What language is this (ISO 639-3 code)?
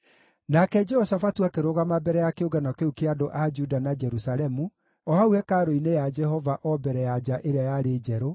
kik